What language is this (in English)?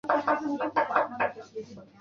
Chinese